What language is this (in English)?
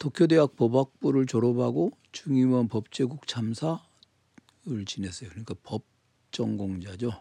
Korean